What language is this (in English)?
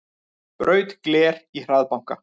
Icelandic